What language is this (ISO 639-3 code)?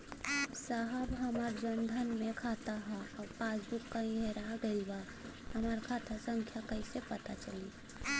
bho